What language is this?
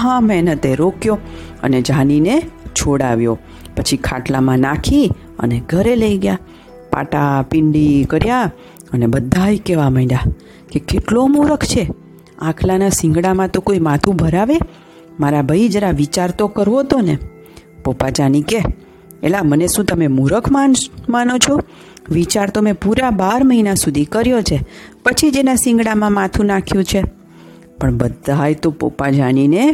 Gujarati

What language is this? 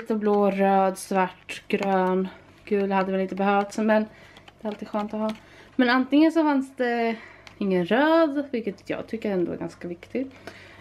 Swedish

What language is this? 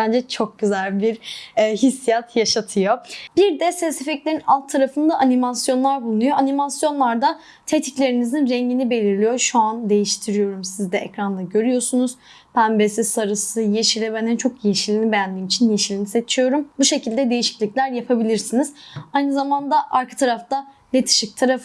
Turkish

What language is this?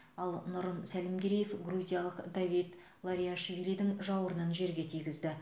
Kazakh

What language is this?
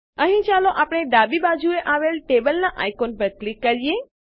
Gujarati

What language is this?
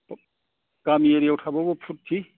Bodo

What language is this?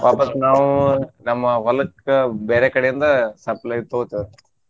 Kannada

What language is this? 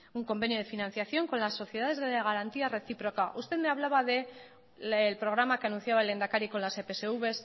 Spanish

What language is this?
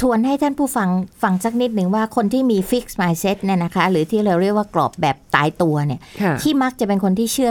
Thai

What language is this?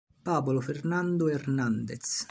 Italian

